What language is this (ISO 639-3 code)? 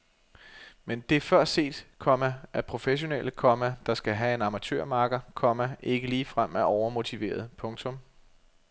dan